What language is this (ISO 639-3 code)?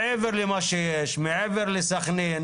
heb